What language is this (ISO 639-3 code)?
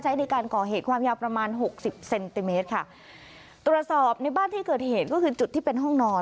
tha